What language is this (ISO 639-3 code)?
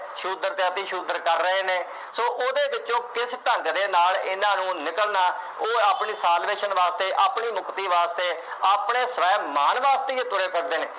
pan